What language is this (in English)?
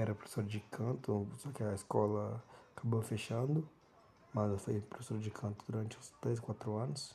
Portuguese